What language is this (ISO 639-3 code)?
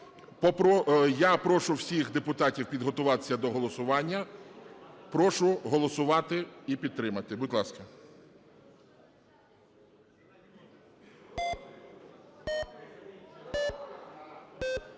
ukr